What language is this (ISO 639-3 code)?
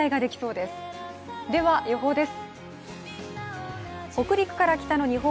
jpn